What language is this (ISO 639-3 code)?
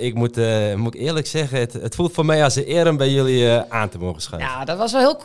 nld